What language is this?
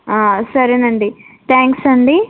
Telugu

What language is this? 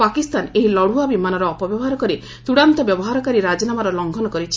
Odia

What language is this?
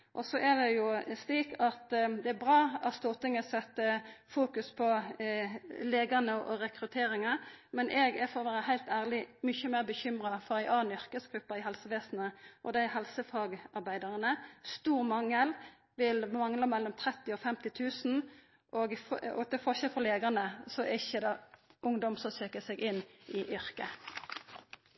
Norwegian Nynorsk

